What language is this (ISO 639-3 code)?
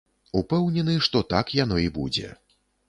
bel